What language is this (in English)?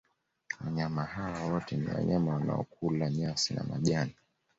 Swahili